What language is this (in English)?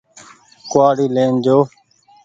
Goaria